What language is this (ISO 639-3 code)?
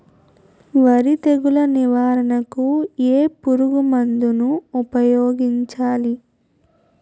tel